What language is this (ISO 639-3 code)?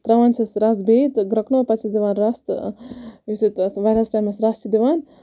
kas